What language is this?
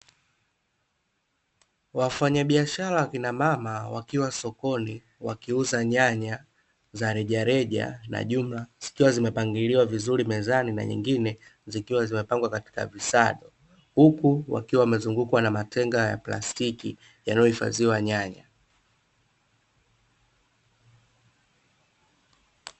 Swahili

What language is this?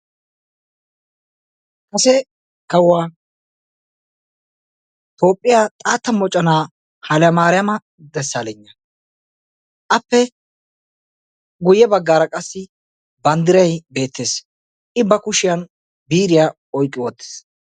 Wolaytta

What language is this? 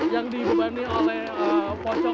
Indonesian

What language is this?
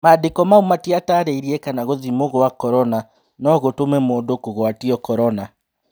Kikuyu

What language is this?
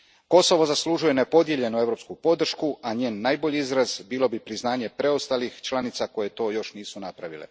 Croatian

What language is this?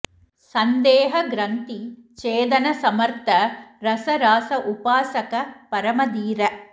Sanskrit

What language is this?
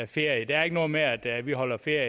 Danish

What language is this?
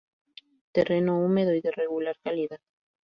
Spanish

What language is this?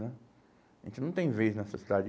Portuguese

